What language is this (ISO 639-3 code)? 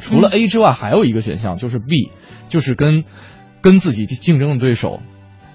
zho